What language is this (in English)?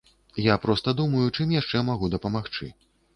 Belarusian